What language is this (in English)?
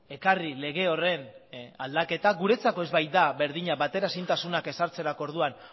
Basque